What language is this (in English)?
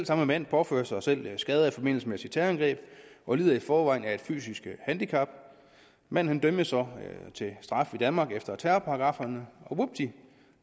Danish